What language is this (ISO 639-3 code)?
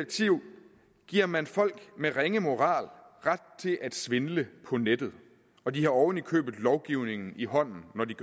dan